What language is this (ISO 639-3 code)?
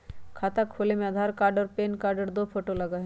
mag